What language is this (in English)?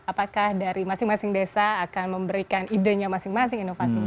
Indonesian